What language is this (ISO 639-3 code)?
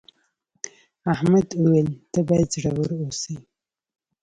pus